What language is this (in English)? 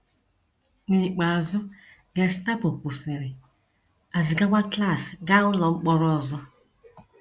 Igbo